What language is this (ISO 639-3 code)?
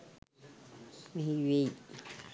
sin